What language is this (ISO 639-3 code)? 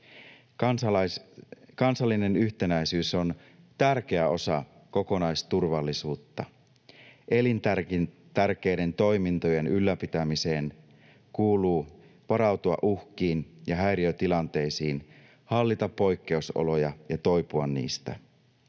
fin